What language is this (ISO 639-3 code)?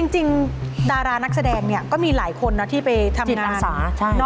tha